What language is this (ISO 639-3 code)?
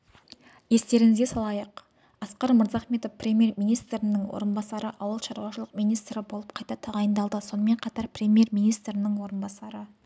kaz